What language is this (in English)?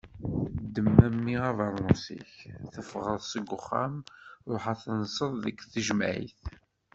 Kabyle